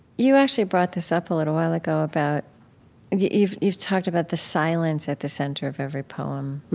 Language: English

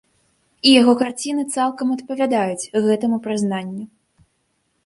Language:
Belarusian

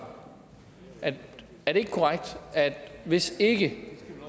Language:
Danish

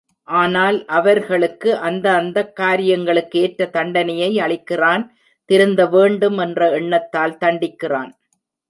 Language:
Tamil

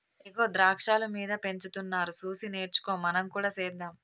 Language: Telugu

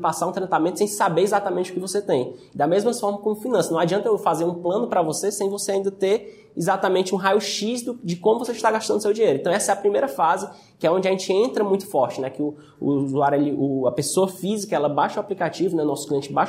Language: Portuguese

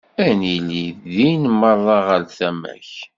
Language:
Kabyle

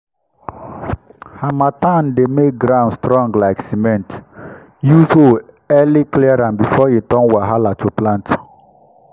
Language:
Nigerian Pidgin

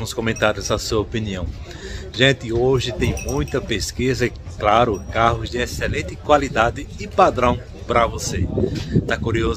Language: Portuguese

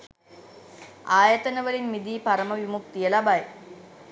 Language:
Sinhala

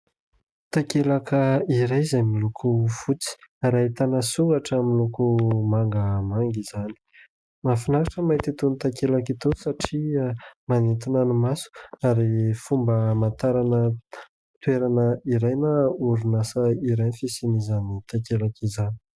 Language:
Malagasy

